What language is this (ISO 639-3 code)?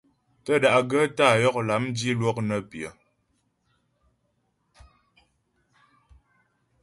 bbj